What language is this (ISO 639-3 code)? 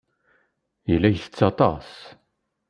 kab